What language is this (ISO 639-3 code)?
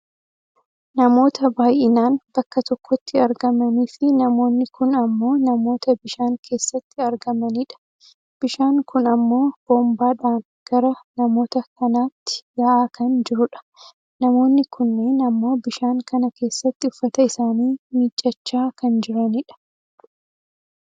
orm